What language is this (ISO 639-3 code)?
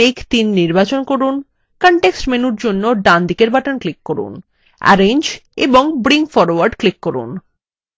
ben